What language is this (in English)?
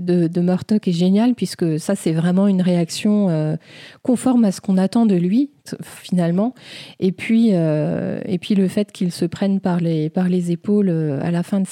French